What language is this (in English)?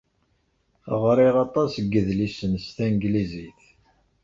Kabyle